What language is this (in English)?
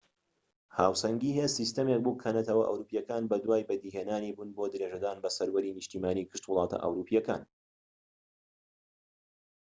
Central Kurdish